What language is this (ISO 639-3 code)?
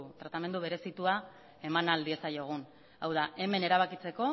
eus